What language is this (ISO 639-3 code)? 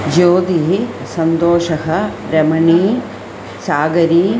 san